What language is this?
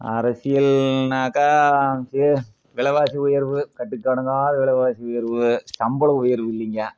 Tamil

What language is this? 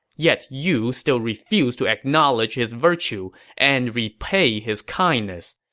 English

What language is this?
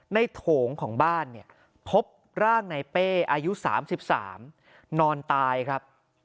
Thai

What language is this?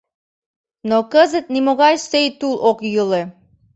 Mari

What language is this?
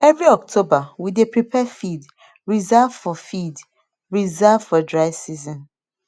Nigerian Pidgin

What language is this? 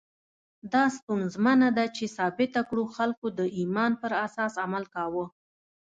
Pashto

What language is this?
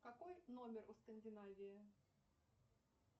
Russian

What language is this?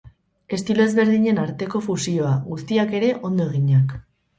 Basque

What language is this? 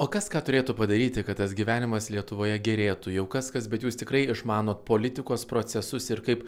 Lithuanian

